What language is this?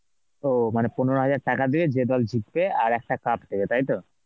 Bangla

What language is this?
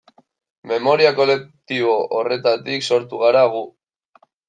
Basque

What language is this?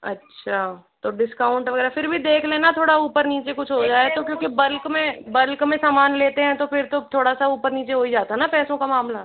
Hindi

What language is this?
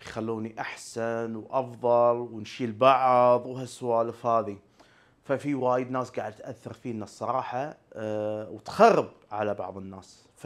Arabic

